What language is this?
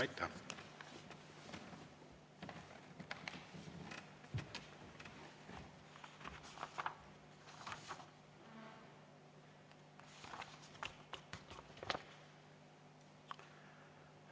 Estonian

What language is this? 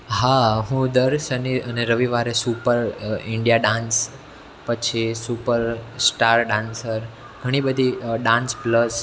Gujarati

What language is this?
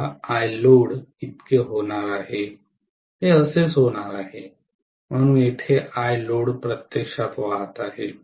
Marathi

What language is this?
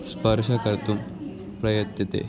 Sanskrit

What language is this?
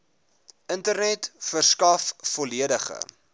Afrikaans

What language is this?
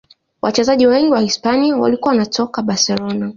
Swahili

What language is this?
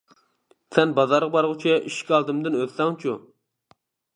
Uyghur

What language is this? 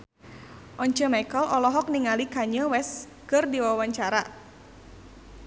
Sundanese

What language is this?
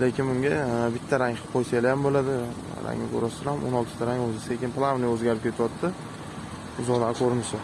Uzbek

